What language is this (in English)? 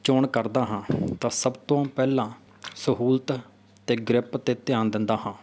Punjabi